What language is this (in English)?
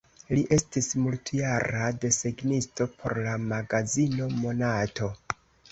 Esperanto